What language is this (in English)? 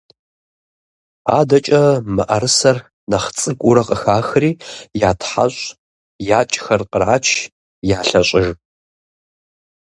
Kabardian